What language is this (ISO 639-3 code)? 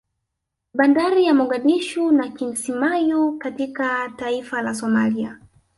swa